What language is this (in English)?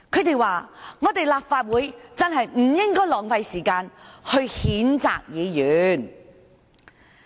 Cantonese